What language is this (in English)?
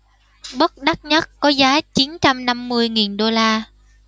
Vietnamese